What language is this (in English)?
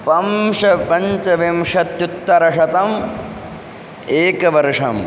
Sanskrit